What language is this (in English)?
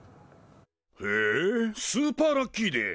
Japanese